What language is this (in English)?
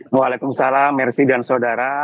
Indonesian